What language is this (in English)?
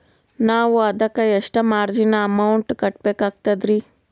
Kannada